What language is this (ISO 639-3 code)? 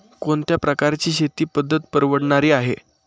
mar